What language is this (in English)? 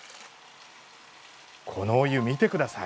Japanese